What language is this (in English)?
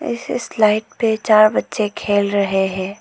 Hindi